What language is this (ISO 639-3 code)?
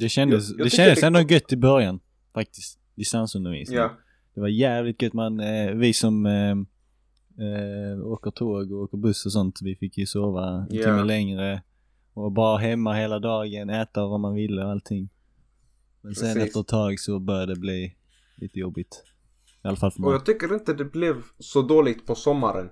swe